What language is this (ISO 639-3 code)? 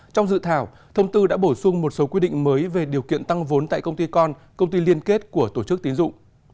vie